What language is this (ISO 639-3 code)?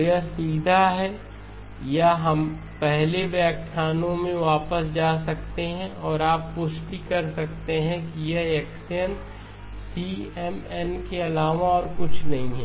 hin